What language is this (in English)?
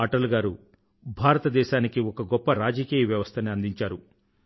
Telugu